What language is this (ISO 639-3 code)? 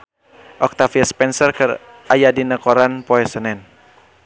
sun